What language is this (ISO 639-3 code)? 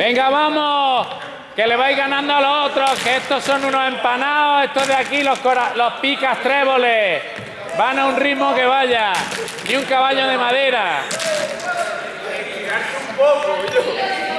spa